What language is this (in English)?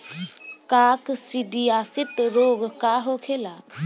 Bhojpuri